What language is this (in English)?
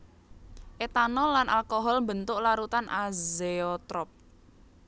Javanese